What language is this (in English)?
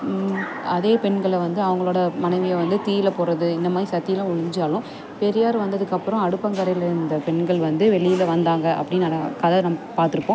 Tamil